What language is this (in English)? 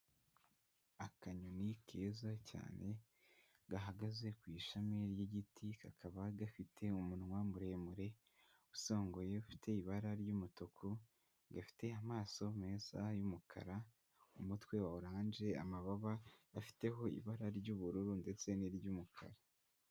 Kinyarwanda